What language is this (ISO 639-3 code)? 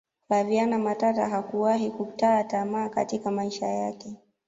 swa